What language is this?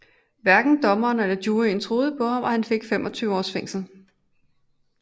Danish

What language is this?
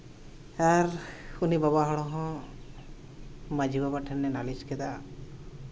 Santali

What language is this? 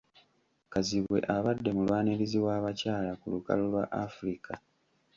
Ganda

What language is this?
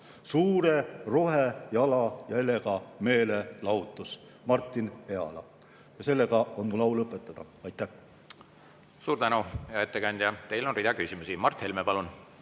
Estonian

